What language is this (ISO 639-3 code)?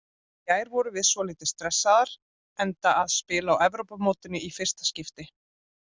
isl